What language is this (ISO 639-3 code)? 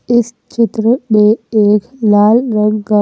hin